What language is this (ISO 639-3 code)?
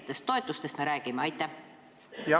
est